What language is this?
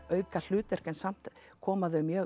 Icelandic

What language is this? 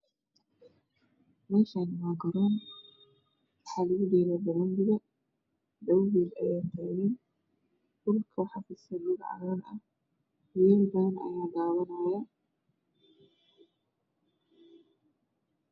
Somali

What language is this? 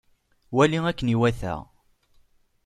Kabyle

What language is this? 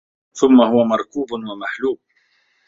Arabic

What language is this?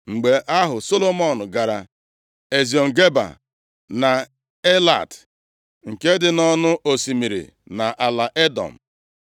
Igbo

